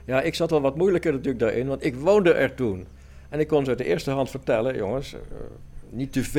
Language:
Dutch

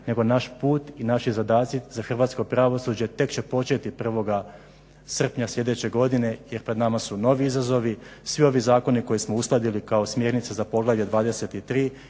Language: Croatian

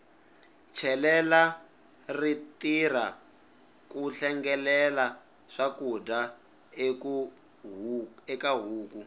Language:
Tsonga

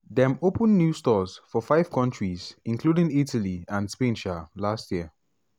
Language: Nigerian Pidgin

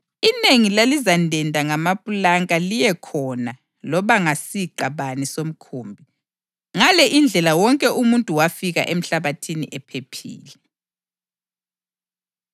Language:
North Ndebele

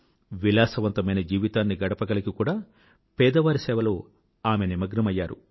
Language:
Telugu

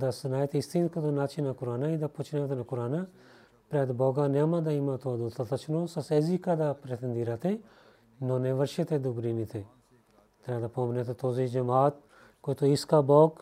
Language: Bulgarian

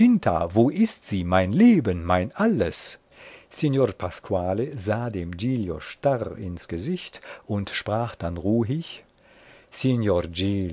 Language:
German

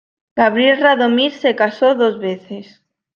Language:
Spanish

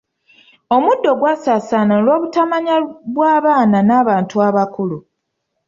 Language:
Ganda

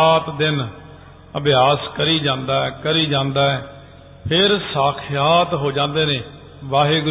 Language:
Punjabi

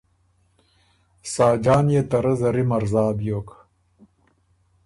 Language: Ormuri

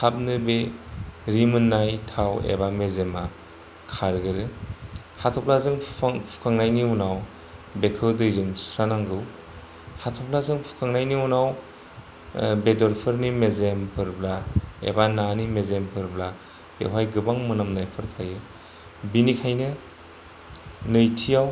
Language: Bodo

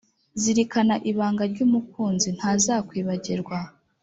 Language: Kinyarwanda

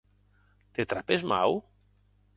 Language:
Occitan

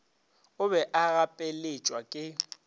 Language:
Northern Sotho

